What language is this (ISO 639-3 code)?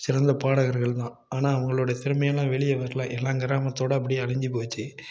tam